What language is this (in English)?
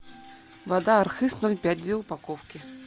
Russian